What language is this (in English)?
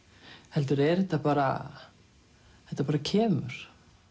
Icelandic